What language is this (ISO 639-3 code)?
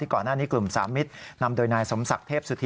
tha